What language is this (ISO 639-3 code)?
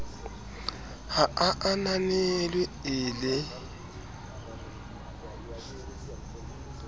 sot